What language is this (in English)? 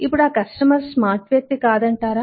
Telugu